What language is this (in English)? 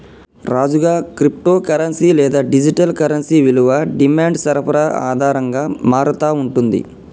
Telugu